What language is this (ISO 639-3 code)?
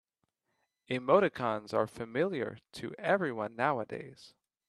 eng